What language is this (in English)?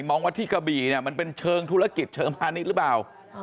Thai